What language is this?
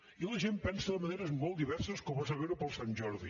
Catalan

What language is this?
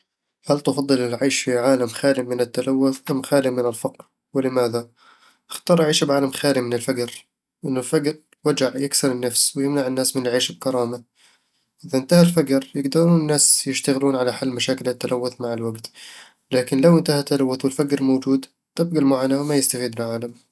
Eastern Egyptian Bedawi Arabic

